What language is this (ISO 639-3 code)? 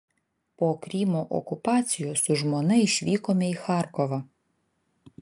lit